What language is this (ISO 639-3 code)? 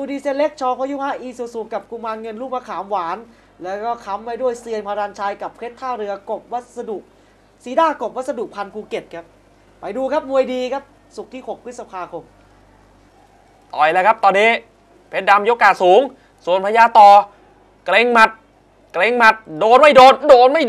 tha